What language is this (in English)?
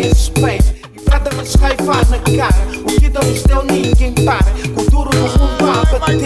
English